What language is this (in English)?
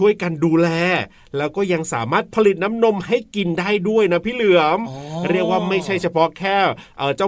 Thai